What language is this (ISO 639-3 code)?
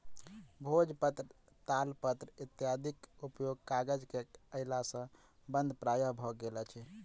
mai